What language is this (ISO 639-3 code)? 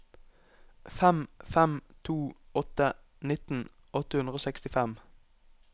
nor